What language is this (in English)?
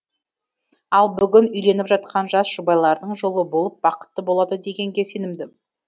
Kazakh